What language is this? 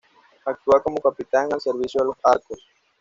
Spanish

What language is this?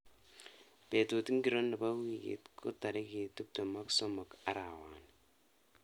Kalenjin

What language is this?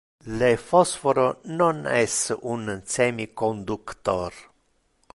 Interlingua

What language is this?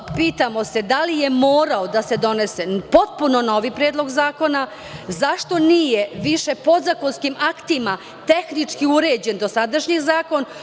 Serbian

